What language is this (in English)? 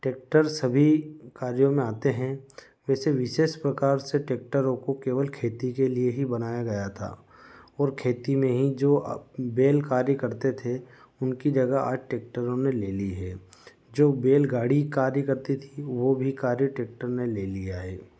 Hindi